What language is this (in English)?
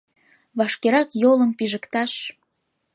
Mari